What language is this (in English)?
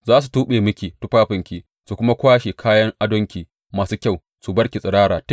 Hausa